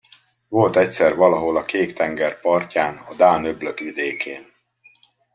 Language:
Hungarian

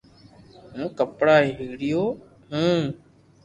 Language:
Loarki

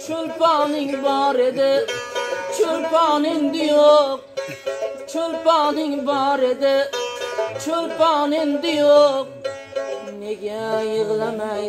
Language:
Turkish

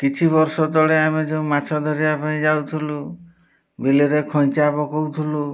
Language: Odia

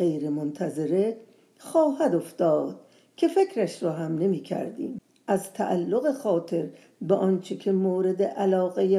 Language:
Persian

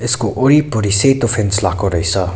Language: Nepali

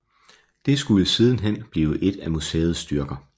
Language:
Danish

